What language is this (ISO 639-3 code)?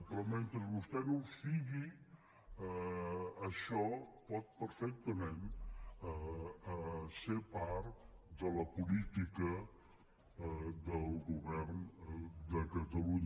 cat